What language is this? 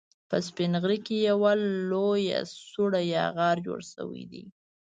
Pashto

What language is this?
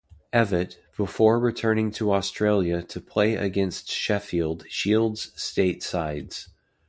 English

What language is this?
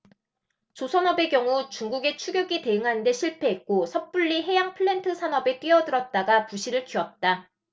Korean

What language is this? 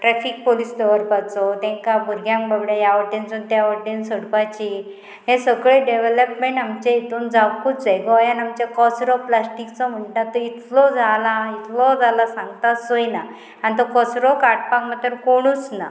Konkani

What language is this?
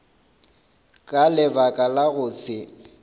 Northern Sotho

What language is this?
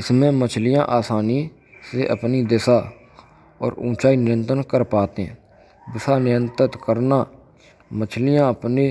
Braj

